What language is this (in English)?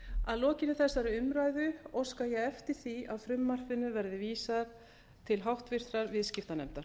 Icelandic